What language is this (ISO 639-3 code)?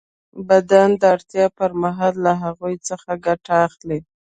pus